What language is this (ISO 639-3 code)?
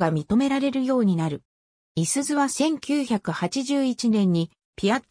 jpn